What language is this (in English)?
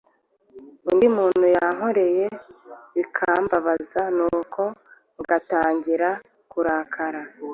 Kinyarwanda